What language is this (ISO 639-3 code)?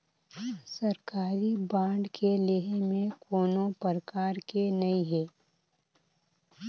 hne